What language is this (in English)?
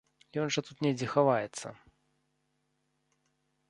Belarusian